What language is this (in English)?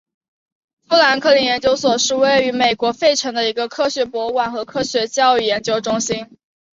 Chinese